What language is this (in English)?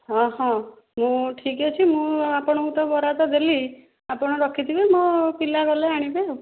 Odia